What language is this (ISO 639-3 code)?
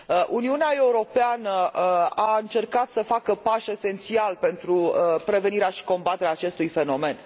ron